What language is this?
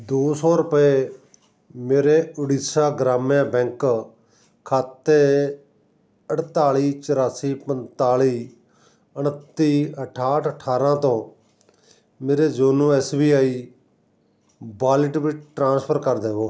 Punjabi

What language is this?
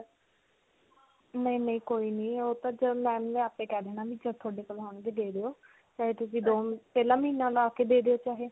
Punjabi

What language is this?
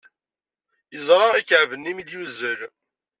Kabyle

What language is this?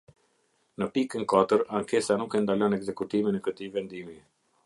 Albanian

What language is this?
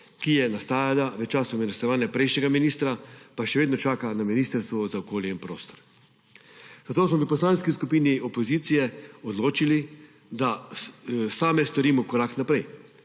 Slovenian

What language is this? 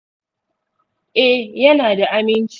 Hausa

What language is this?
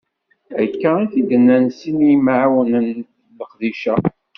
Kabyle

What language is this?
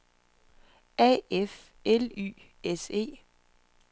Danish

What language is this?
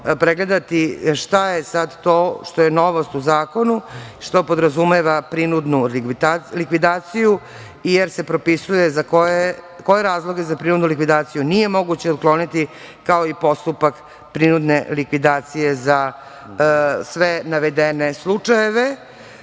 Serbian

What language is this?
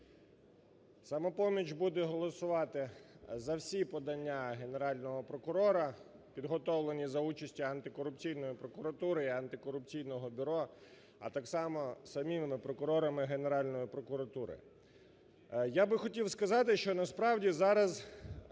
Ukrainian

